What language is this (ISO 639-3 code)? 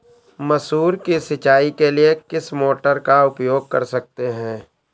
hin